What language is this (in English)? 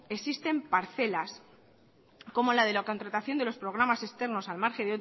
Spanish